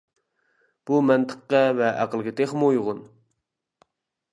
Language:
Uyghur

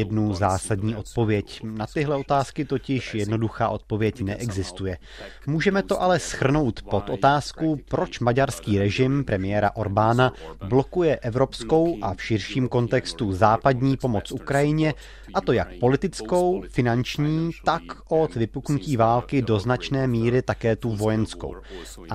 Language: Czech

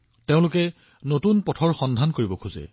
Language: Assamese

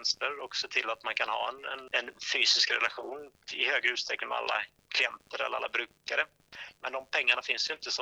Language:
Swedish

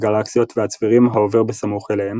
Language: Hebrew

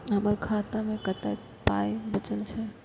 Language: Maithili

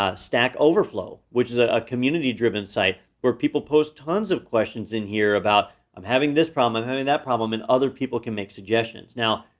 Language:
English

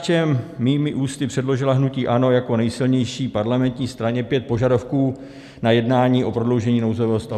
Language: Czech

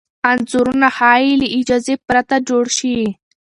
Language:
Pashto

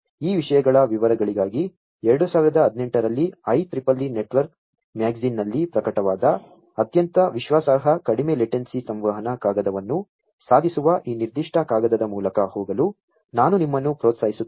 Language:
Kannada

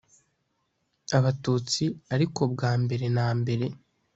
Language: Kinyarwanda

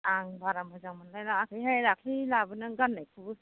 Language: Bodo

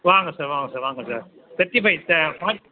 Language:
Tamil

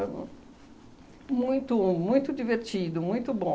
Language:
Portuguese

